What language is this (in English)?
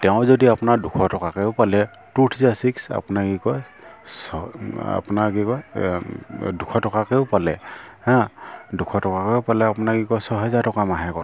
Assamese